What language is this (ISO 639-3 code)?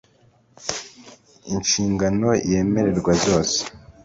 kin